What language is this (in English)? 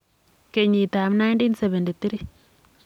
Kalenjin